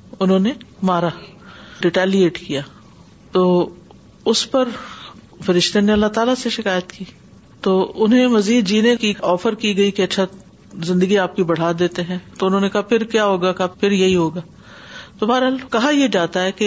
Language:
Urdu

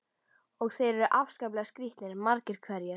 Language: Icelandic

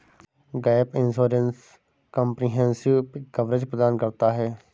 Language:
Hindi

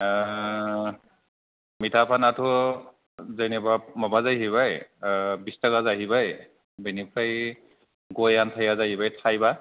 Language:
Bodo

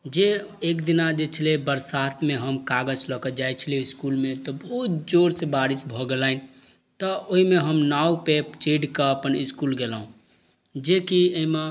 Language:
Maithili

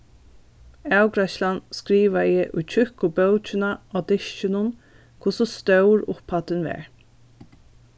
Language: Faroese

